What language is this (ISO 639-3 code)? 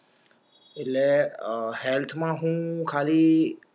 guj